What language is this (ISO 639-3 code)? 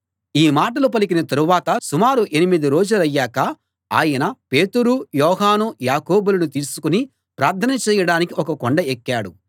tel